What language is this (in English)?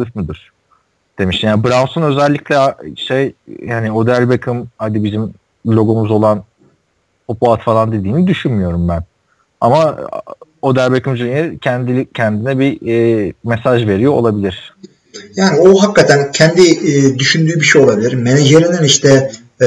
Turkish